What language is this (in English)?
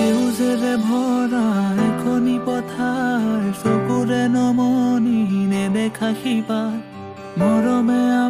Korean